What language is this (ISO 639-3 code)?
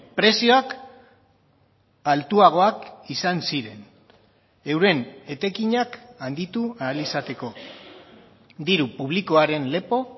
eus